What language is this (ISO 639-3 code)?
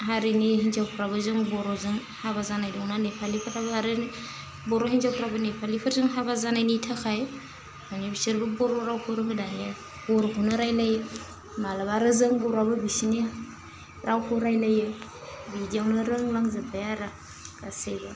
brx